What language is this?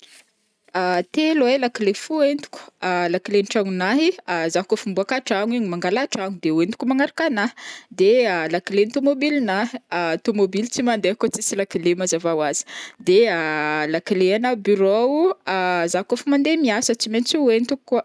Northern Betsimisaraka Malagasy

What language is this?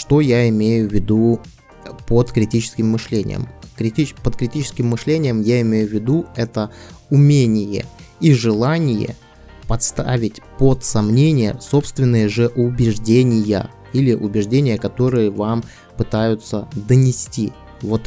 Russian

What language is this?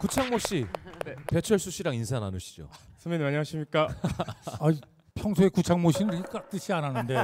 Korean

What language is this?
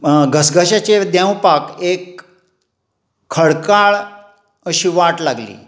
Konkani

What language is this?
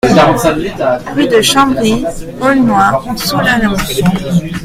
French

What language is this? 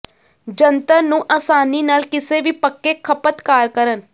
Punjabi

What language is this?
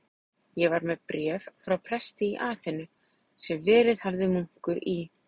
Icelandic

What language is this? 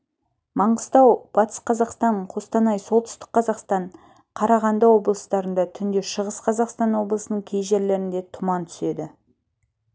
Kazakh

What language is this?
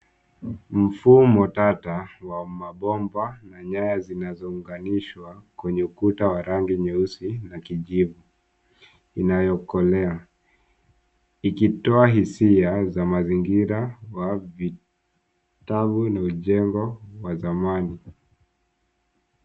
Swahili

